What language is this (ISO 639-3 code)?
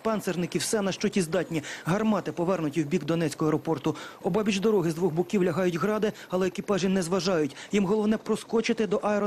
ukr